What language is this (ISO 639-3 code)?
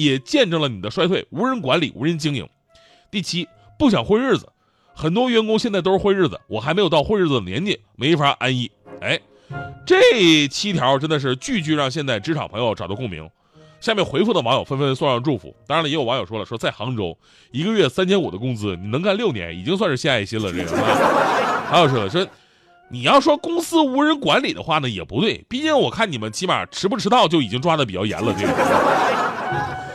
zho